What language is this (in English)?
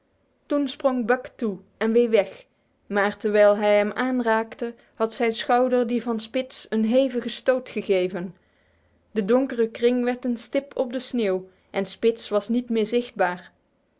Dutch